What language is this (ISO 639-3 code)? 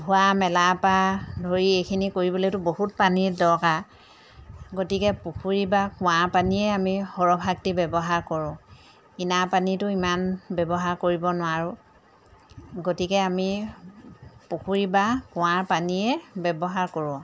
asm